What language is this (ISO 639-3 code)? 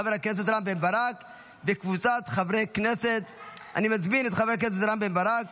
heb